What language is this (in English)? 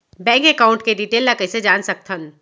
Chhattisgarhi